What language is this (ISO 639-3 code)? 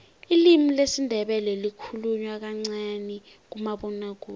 nbl